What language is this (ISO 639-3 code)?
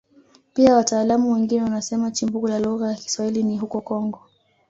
swa